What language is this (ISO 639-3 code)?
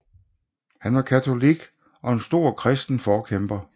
dan